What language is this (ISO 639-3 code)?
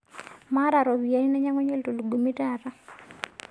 mas